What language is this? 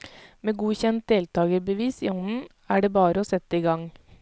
Norwegian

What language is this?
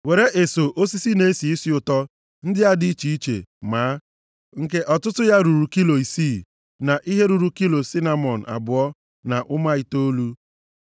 Igbo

